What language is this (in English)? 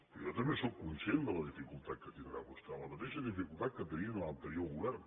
Catalan